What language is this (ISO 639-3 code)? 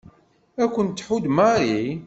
kab